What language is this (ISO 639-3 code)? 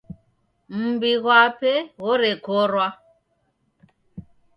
dav